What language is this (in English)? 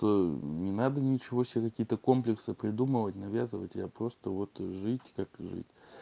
Russian